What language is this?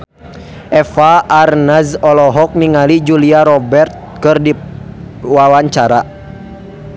Sundanese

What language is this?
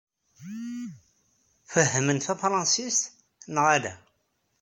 Kabyle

